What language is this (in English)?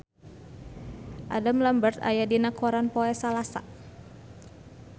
Sundanese